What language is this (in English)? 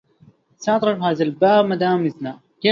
Arabic